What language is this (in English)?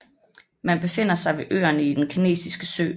Danish